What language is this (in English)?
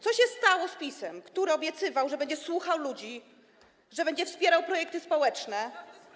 Polish